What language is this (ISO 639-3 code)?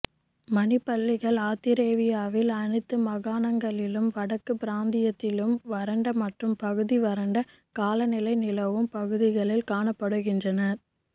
tam